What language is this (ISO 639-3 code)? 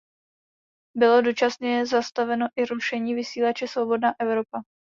ces